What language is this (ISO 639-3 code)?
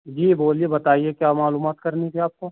urd